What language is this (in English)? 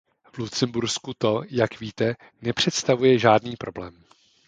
Czech